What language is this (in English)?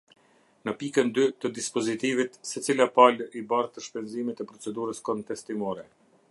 Albanian